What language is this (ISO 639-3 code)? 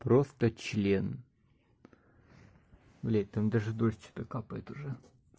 rus